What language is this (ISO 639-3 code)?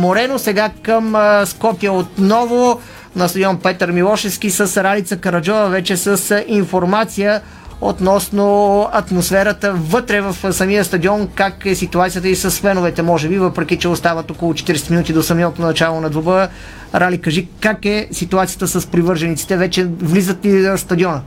bul